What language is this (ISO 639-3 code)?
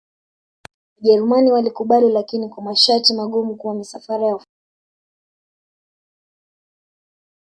swa